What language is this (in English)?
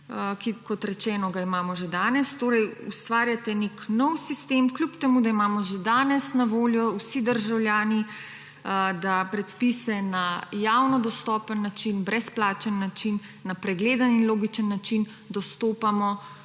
Slovenian